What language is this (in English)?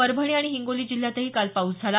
Marathi